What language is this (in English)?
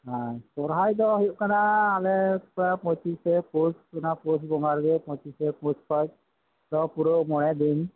Santali